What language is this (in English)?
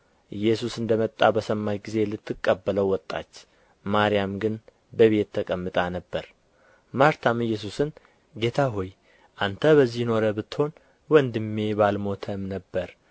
Amharic